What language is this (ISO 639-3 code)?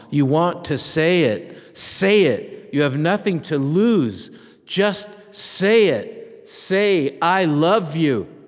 eng